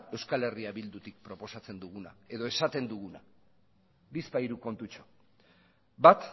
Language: Basque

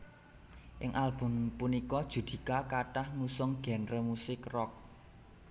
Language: Javanese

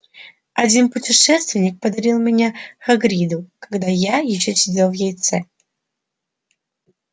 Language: Russian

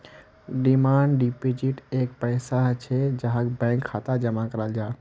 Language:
Magahi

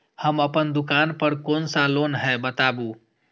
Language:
Maithili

